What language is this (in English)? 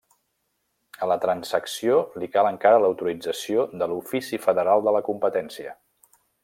Catalan